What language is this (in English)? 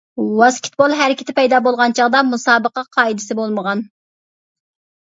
Uyghur